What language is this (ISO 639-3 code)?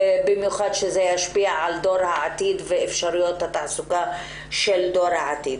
heb